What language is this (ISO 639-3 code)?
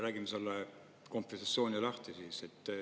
est